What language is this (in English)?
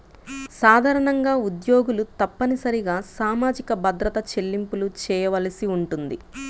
Telugu